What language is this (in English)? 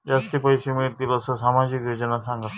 Marathi